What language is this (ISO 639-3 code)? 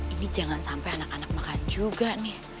ind